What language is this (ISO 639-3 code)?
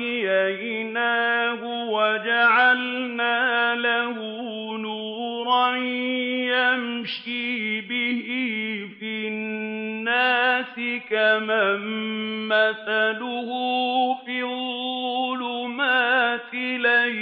ara